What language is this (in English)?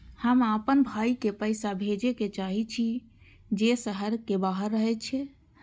Maithili